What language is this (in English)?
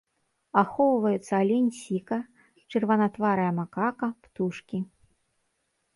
Belarusian